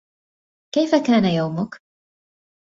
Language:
Arabic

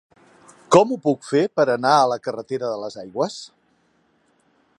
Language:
Catalan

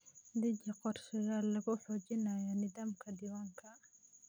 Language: Somali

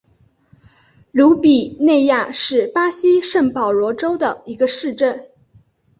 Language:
Chinese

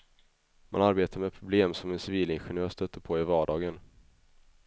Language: Swedish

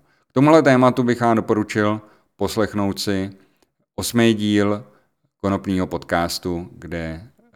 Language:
Czech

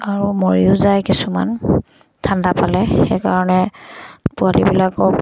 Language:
Assamese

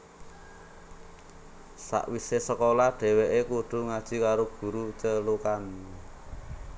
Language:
Javanese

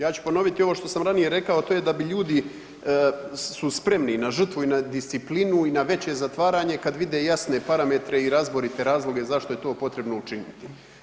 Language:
Croatian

